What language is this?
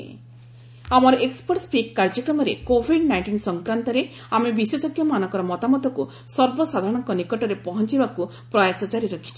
Odia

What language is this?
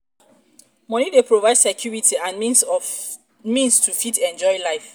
Nigerian Pidgin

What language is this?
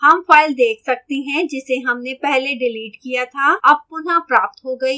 Hindi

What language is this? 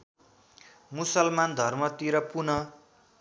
Nepali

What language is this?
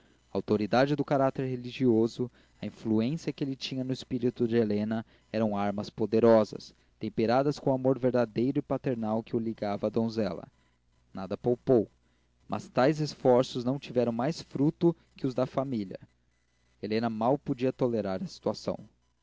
Portuguese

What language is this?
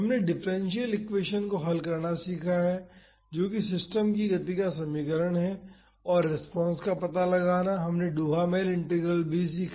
Hindi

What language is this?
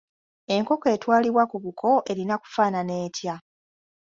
Ganda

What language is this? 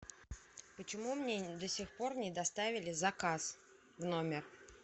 Russian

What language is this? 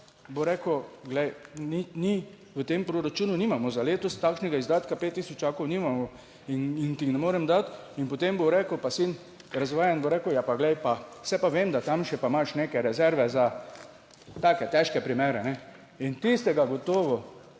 Slovenian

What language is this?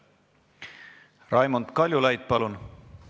Estonian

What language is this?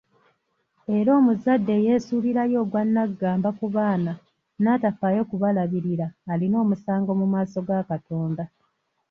Ganda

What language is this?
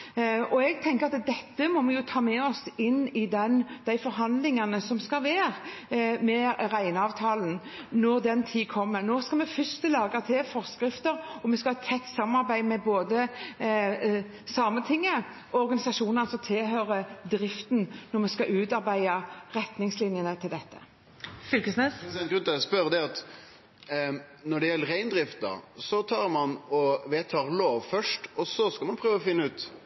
Norwegian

